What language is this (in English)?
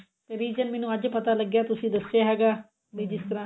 Punjabi